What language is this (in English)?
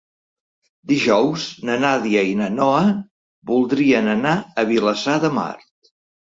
Catalan